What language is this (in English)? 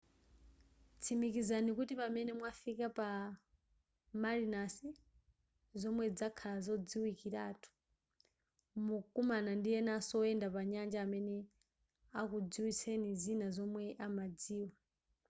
Nyanja